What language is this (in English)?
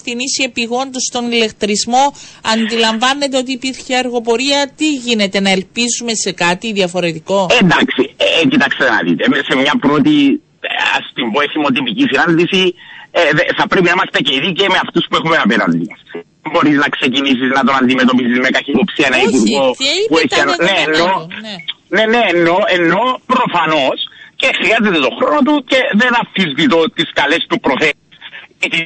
Greek